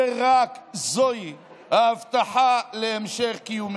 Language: Hebrew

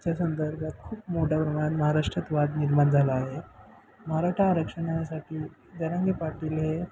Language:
Marathi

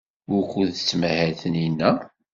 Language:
Kabyle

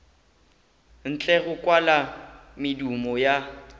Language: Northern Sotho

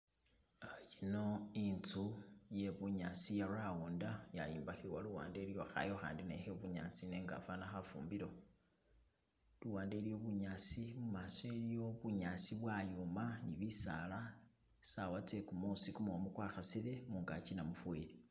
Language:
Masaaba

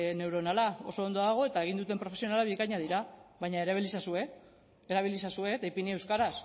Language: Basque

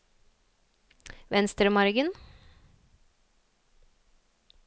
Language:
Norwegian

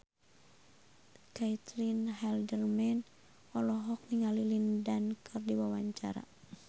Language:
Sundanese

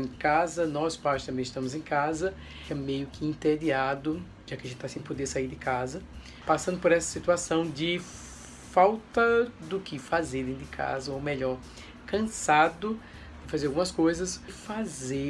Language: Portuguese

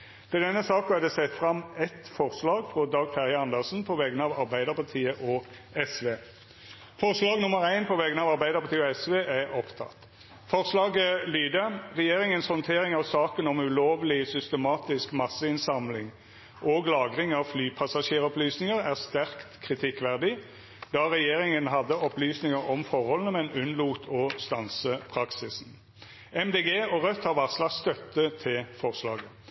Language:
Norwegian Nynorsk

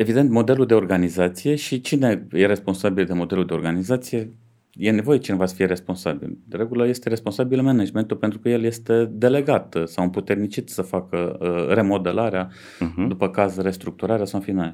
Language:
Romanian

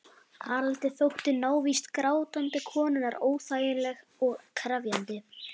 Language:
Icelandic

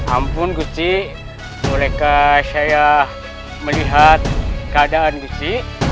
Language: Indonesian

